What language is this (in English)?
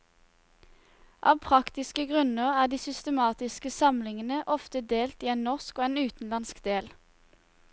Norwegian